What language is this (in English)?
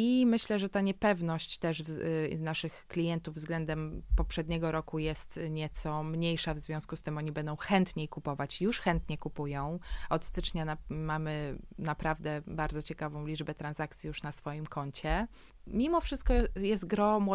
Polish